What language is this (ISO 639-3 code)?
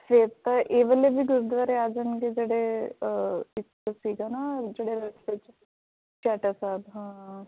pan